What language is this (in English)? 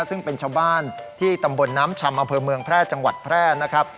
Thai